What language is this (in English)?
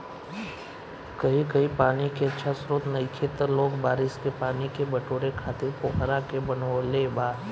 Bhojpuri